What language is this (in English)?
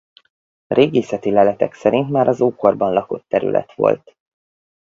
Hungarian